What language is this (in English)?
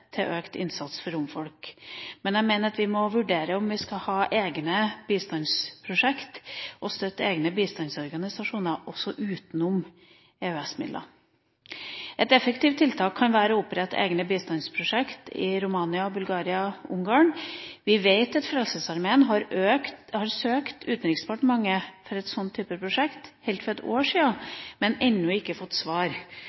Norwegian Bokmål